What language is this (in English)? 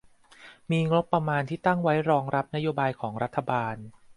Thai